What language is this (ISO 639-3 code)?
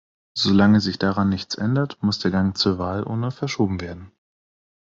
deu